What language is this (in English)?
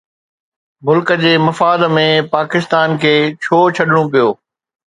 Sindhi